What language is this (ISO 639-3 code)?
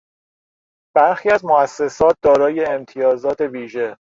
fas